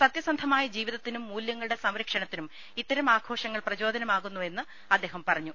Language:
Malayalam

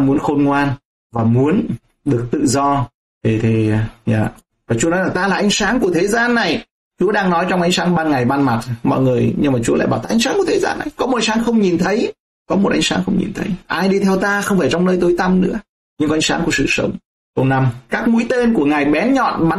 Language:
Vietnamese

